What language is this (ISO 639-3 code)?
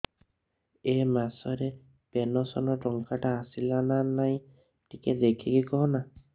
ori